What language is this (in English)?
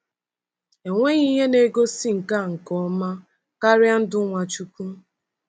Igbo